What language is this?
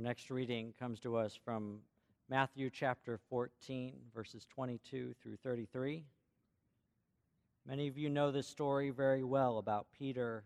English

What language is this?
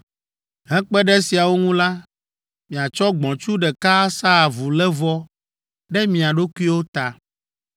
Ewe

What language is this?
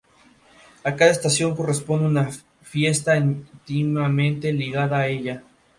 Spanish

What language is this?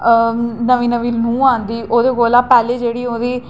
Dogri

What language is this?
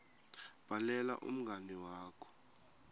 Swati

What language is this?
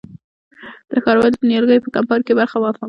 Pashto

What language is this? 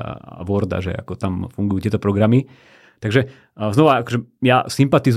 Slovak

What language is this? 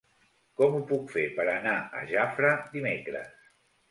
Catalan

